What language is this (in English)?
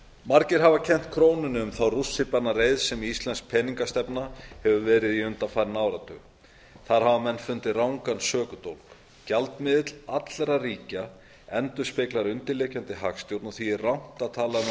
Icelandic